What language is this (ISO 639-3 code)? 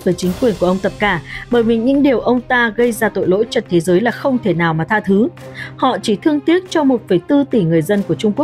vie